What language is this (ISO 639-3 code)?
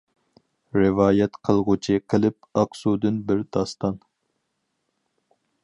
uig